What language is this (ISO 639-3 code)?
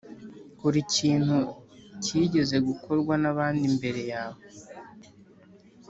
kin